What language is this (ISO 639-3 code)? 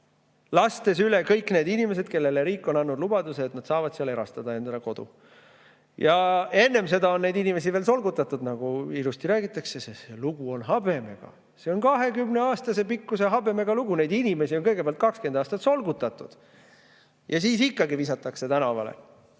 est